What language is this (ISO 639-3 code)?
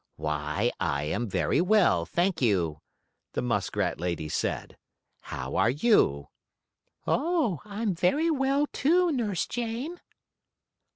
eng